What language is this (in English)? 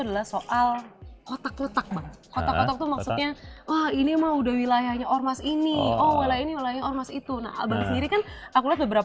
Indonesian